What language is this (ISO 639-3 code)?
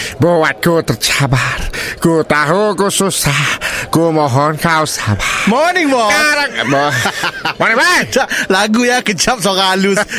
msa